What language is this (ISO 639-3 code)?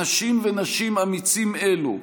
heb